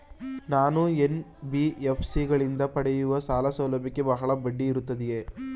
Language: Kannada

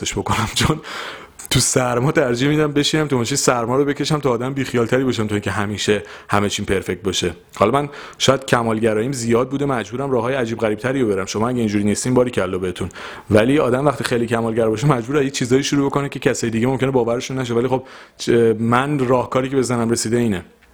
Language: Persian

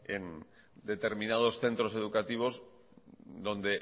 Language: Spanish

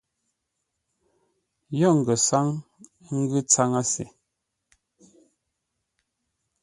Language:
Ngombale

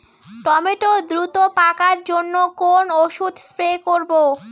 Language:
Bangla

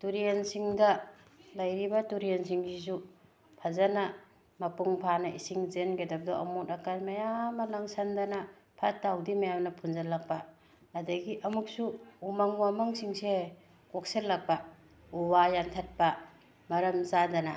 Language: Manipuri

